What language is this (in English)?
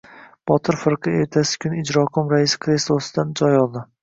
Uzbek